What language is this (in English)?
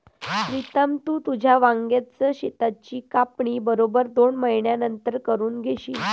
Marathi